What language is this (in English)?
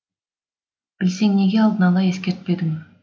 Kazakh